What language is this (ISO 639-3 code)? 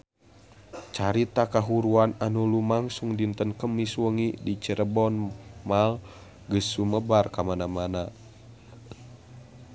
sun